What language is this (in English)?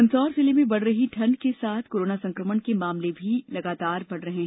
Hindi